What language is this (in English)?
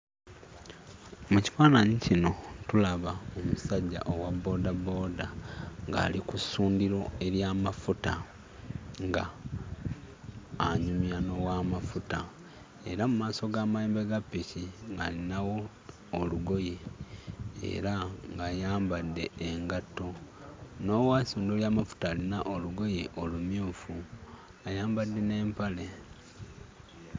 Ganda